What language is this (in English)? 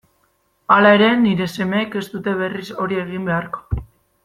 Basque